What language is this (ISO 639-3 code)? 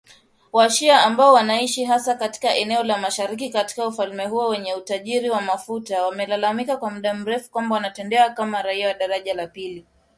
swa